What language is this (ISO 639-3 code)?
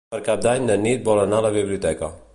cat